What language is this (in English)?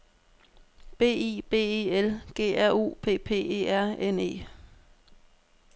Danish